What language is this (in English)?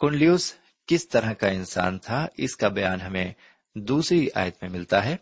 Urdu